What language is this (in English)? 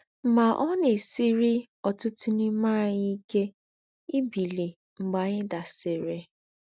Igbo